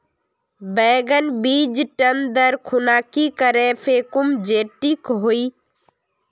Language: Magahi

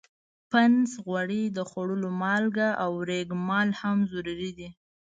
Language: Pashto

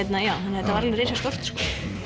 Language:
Icelandic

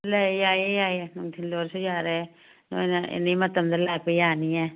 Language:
Manipuri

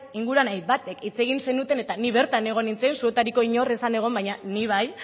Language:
Basque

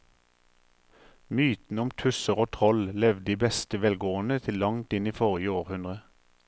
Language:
Norwegian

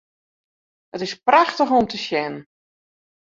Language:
Western Frisian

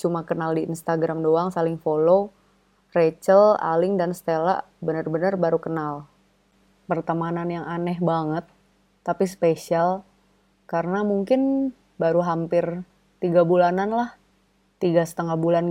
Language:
Indonesian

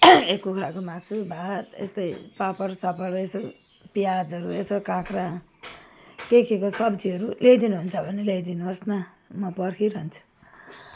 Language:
Nepali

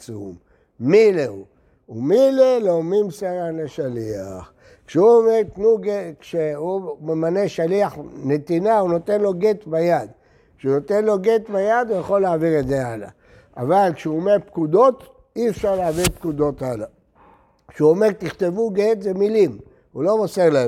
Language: Hebrew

